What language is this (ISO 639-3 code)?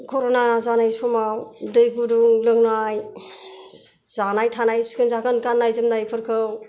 brx